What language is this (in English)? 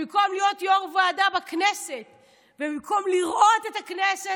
Hebrew